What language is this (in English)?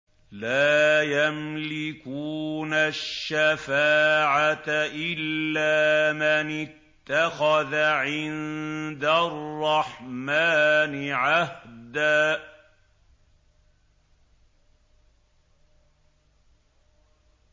Arabic